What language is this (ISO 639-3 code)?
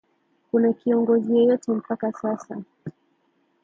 swa